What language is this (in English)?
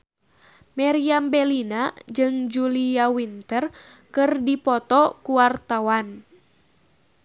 Sundanese